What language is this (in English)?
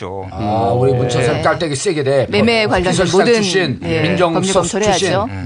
Korean